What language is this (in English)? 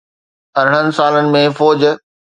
Sindhi